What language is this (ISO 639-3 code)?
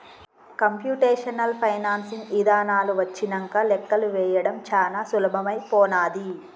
tel